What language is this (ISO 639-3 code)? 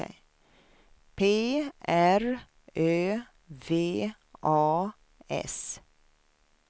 swe